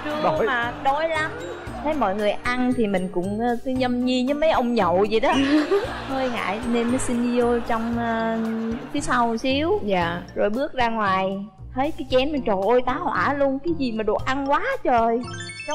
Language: Vietnamese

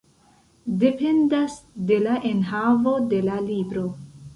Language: Esperanto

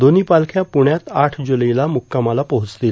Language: Marathi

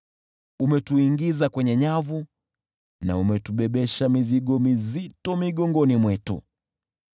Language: Swahili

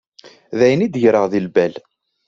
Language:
Kabyle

